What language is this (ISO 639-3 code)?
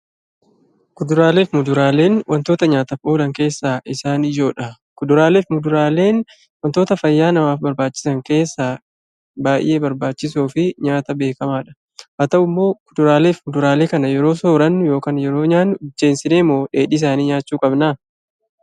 orm